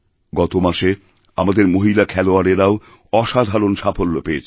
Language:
Bangla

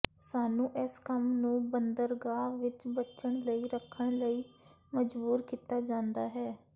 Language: Punjabi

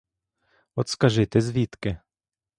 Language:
Ukrainian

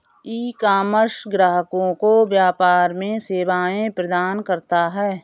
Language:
Hindi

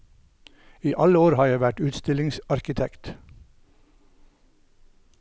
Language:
Norwegian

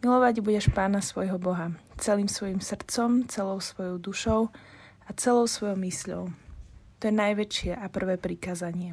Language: Slovak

